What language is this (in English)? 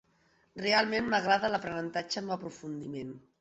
Catalan